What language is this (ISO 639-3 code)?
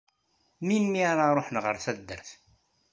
kab